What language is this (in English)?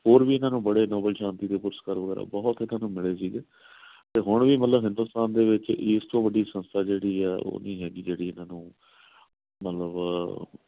Punjabi